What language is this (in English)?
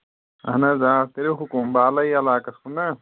Kashmiri